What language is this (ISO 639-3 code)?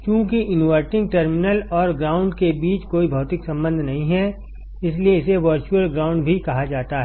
hin